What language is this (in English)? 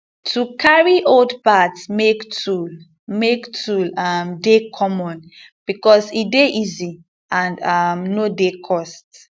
Nigerian Pidgin